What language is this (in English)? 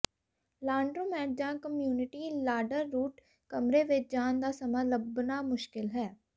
Punjabi